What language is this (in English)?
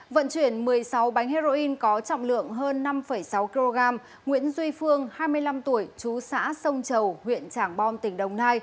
Vietnamese